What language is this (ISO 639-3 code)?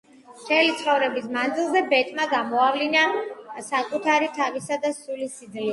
kat